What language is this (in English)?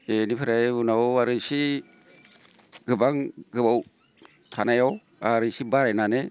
Bodo